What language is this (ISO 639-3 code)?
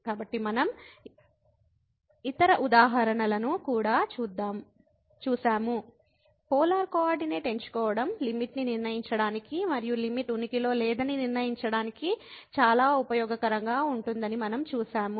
tel